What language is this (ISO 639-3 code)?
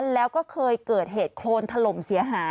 tha